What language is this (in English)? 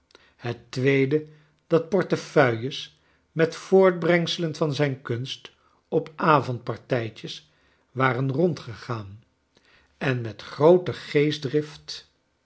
Dutch